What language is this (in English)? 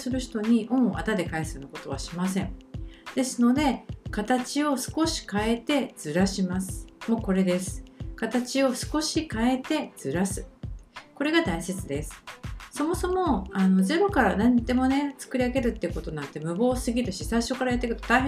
Japanese